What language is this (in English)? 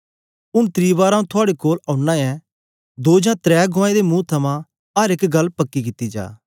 Dogri